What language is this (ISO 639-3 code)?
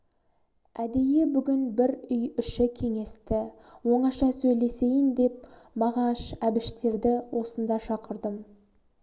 kaz